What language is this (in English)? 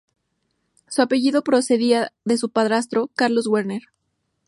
Spanish